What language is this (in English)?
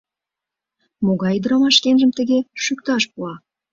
Mari